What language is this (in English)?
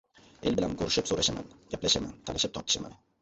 Uzbek